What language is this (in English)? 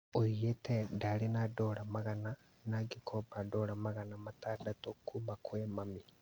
Kikuyu